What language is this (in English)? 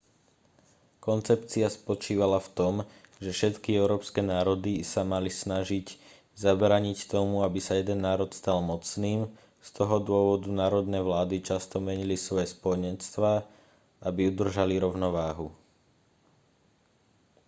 Slovak